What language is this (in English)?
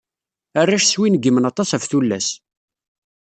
Kabyle